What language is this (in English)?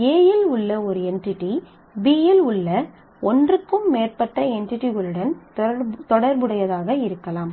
Tamil